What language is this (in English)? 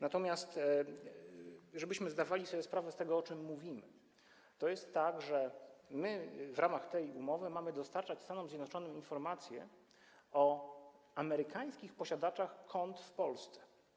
Polish